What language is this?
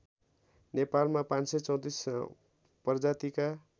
Nepali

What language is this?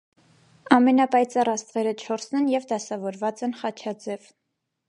Armenian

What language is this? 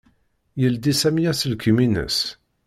Kabyle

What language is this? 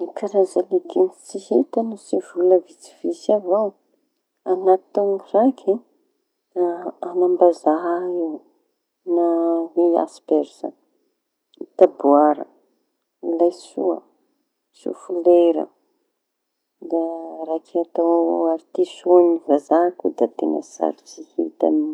Tanosy Malagasy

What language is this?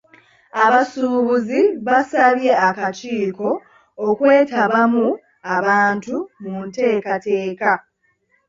Ganda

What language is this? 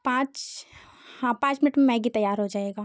Hindi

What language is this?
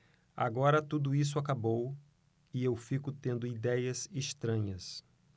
Portuguese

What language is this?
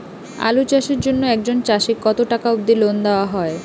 Bangla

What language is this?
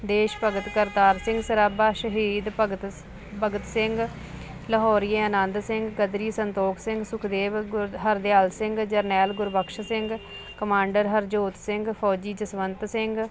Punjabi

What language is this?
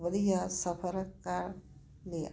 Punjabi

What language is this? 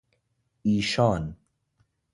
Persian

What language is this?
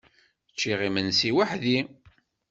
Kabyle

